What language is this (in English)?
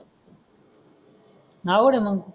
Marathi